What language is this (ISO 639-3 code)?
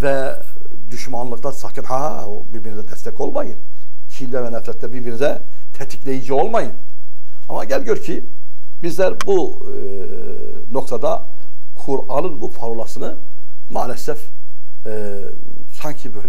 tur